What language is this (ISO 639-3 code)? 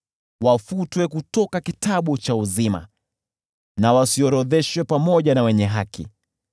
swa